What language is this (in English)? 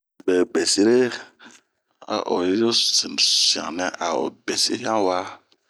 Bomu